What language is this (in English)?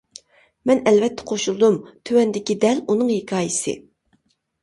Uyghur